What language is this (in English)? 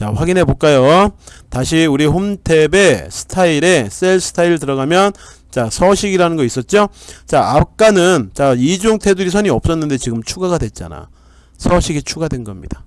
Korean